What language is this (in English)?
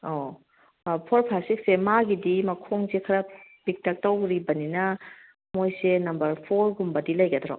Manipuri